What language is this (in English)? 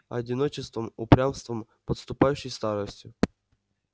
Russian